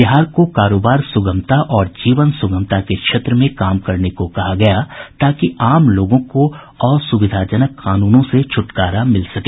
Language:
Hindi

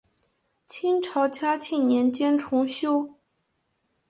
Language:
Chinese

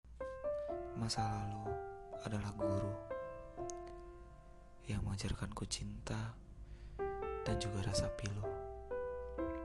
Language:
Indonesian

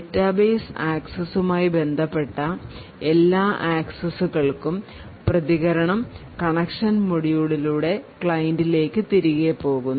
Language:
Malayalam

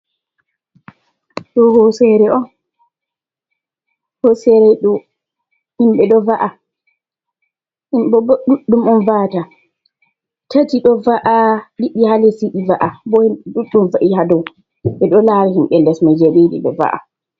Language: Fula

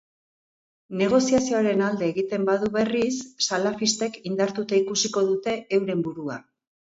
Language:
Basque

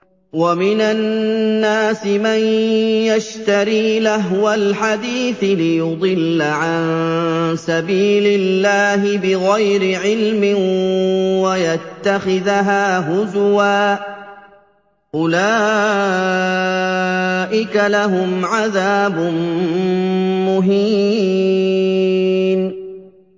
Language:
Arabic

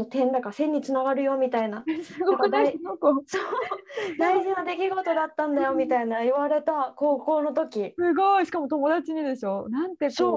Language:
Japanese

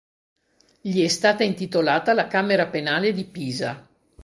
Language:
Italian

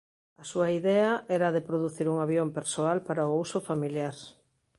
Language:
Galician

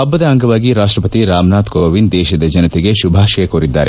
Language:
Kannada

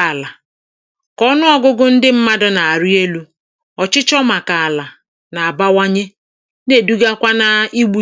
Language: Igbo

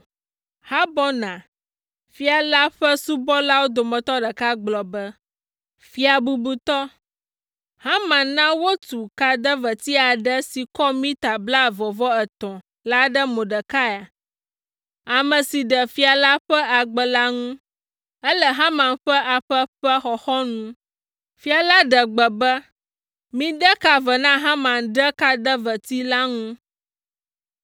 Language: Ewe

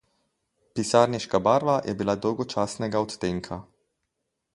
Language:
Slovenian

